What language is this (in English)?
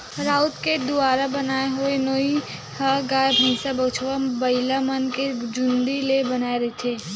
Chhattisgarhi